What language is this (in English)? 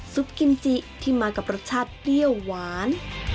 Thai